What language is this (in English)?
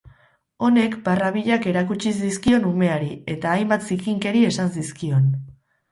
Basque